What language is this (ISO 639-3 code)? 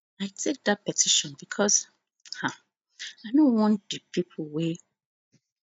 pcm